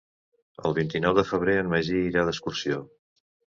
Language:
Catalan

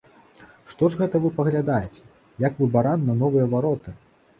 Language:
Belarusian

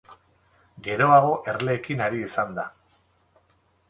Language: Basque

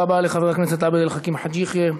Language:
Hebrew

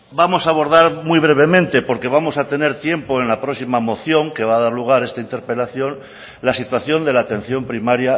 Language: Spanish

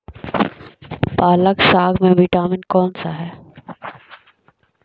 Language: Magahi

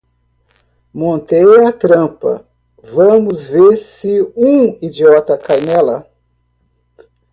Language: Portuguese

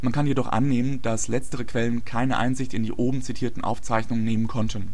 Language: German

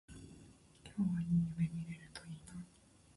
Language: Japanese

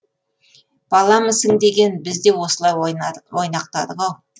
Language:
Kazakh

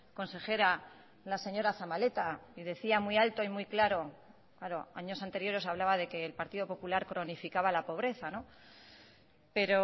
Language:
Spanish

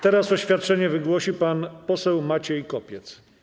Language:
Polish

